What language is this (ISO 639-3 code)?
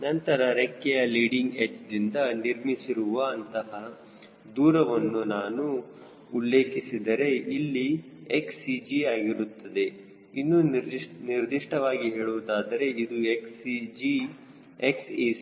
kan